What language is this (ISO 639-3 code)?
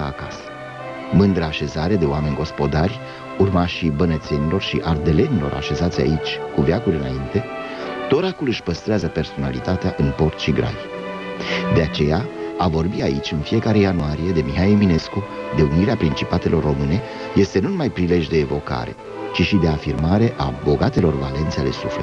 ron